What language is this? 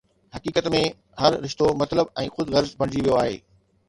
Sindhi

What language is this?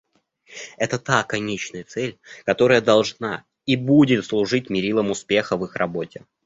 Russian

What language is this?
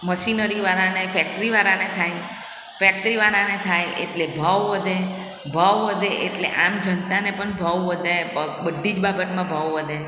Gujarati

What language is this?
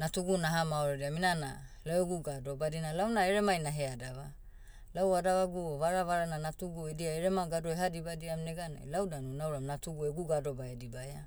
Motu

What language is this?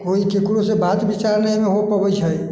Maithili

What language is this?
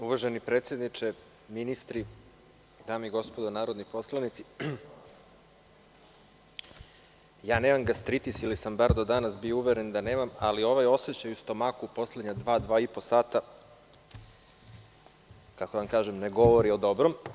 Serbian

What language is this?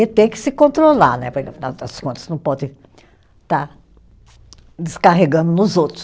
Portuguese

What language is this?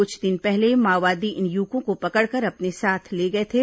Hindi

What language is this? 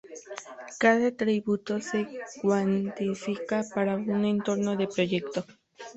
Spanish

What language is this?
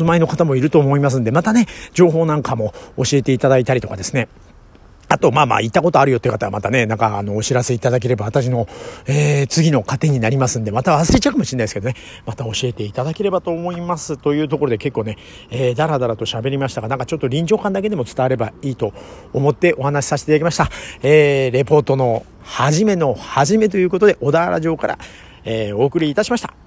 Japanese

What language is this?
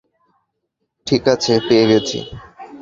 Bangla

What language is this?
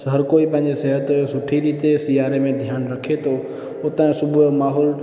Sindhi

